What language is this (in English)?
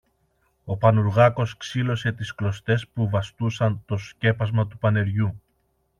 Greek